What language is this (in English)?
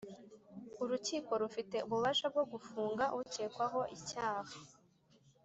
Kinyarwanda